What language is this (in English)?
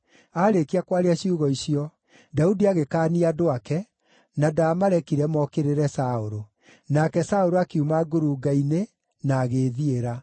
Kikuyu